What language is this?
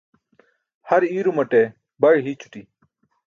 Burushaski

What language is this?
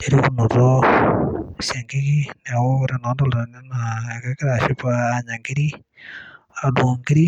Masai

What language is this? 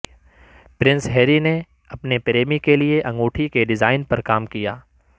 Urdu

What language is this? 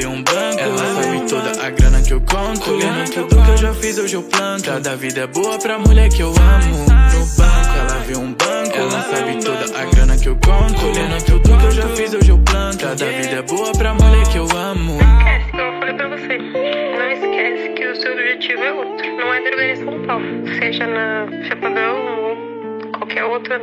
Portuguese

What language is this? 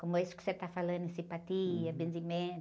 Portuguese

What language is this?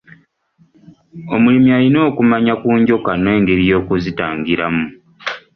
Ganda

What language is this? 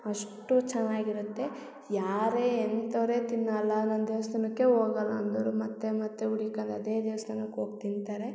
Kannada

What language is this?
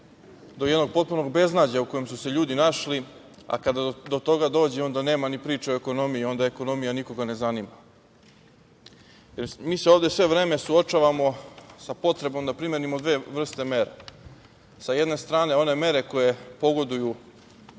Serbian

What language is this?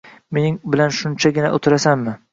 Uzbek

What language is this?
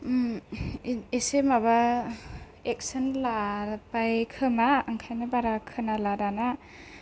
Bodo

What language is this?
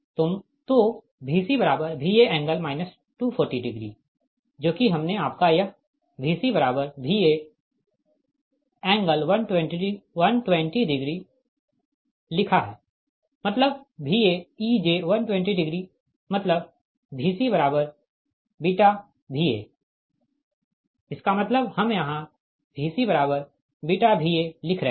Hindi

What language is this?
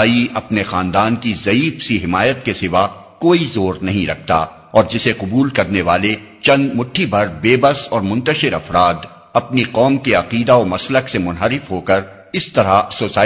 Urdu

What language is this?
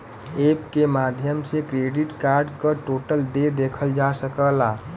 Bhojpuri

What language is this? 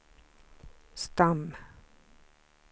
Swedish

